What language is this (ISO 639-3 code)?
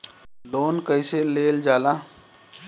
bho